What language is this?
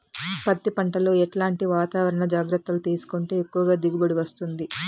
Telugu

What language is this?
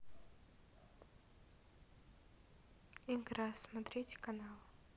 Russian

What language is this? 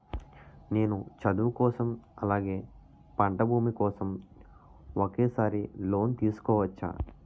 Telugu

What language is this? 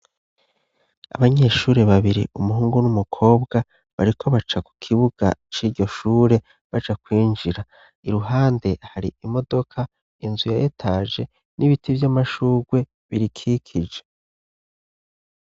Rundi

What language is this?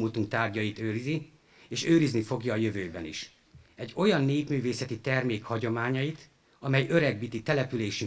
Hungarian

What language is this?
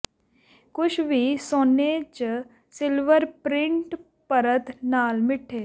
Punjabi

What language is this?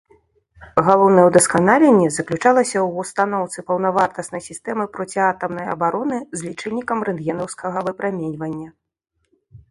Belarusian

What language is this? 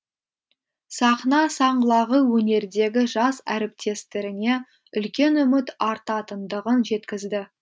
Kazakh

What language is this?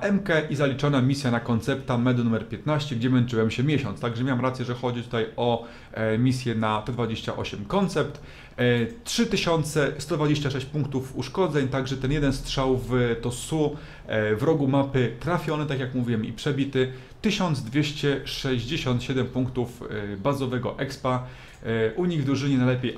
Polish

